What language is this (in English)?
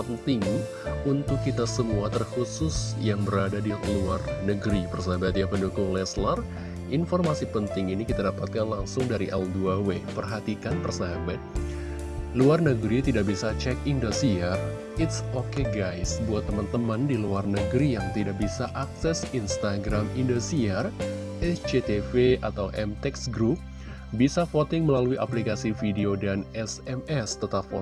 Indonesian